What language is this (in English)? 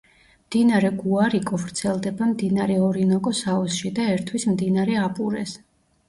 Georgian